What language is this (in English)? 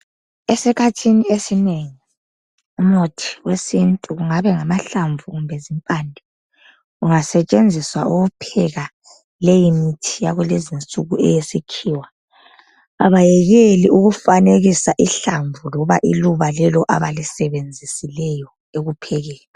North Ndebele